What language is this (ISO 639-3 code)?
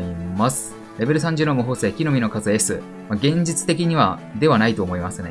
jpn